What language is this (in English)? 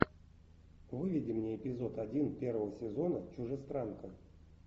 Russian